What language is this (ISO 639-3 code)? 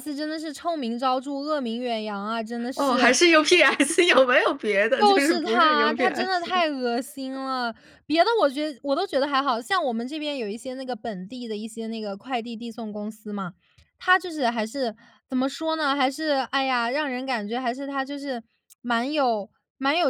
zho